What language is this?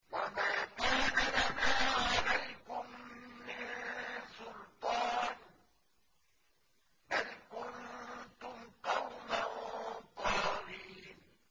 Arabic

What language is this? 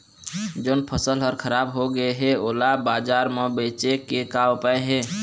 Chhattisgarhi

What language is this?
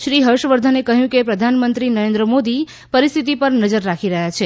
Gujarati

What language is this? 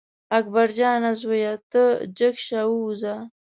Pashto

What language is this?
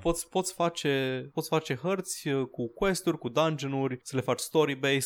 Romanian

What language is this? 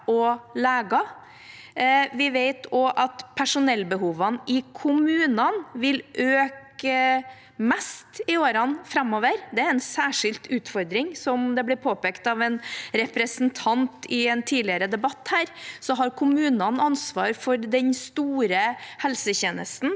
Norwegian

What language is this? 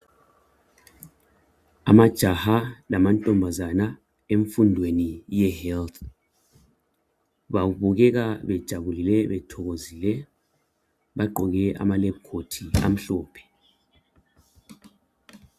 North Ndebele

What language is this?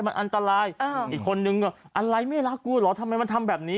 Thai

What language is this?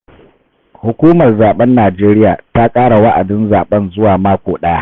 Hausa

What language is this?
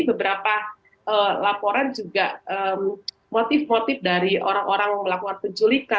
Indonesian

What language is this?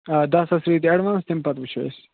Kashmiri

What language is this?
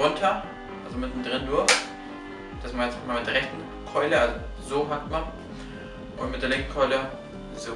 German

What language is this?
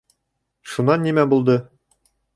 Bashkir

